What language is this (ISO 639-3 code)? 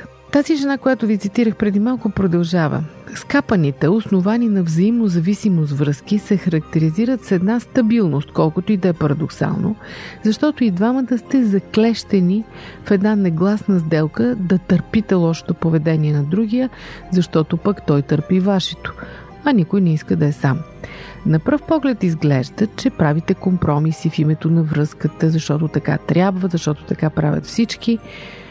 bul